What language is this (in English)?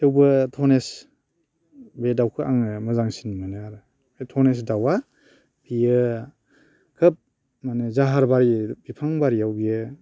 Bodo